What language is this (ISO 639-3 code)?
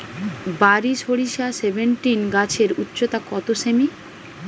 ben